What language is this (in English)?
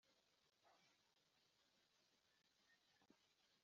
Kinyarwanda